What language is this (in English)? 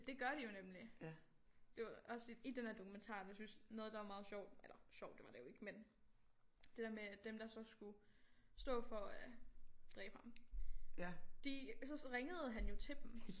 Danish